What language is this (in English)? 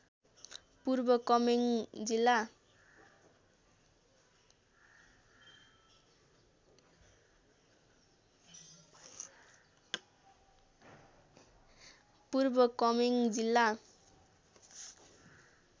Nepali